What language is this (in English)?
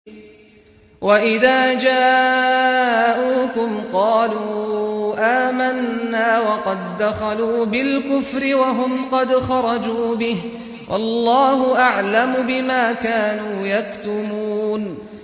Arabic